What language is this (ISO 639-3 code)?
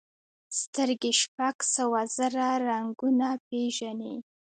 pus